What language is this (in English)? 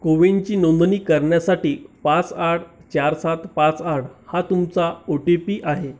Marathi